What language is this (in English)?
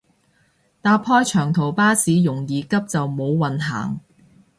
Cantonese